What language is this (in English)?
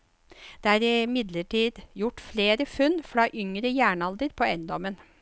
Norwegian